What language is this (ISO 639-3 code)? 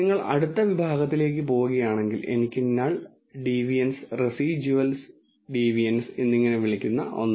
mal